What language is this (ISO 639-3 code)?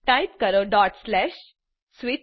guj